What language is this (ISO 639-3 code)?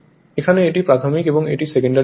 ben